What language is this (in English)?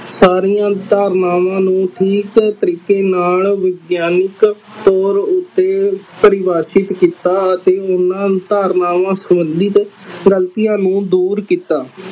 Punjabi